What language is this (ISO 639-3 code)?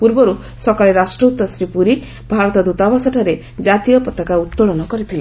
ori